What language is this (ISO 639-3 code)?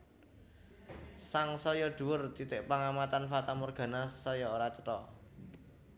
jav